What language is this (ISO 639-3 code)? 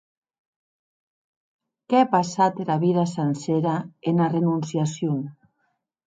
oci